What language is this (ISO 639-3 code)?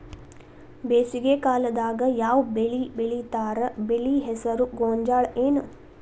kan